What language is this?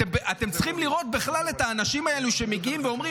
Hebrew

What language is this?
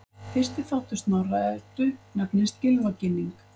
Icelandic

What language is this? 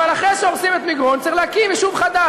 Hebrew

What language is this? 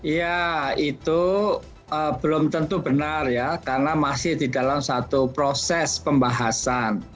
Indonesian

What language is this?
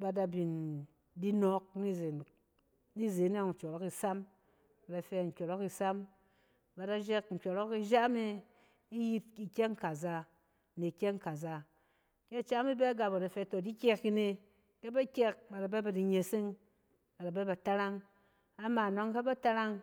Cen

